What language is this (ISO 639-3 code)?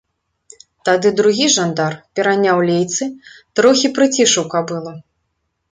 bel